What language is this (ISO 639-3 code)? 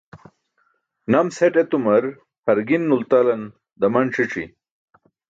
bsk